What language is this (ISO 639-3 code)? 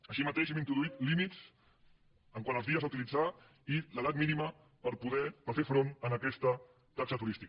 cat